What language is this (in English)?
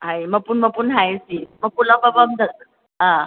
Manipuri